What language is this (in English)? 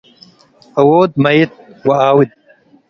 Tigre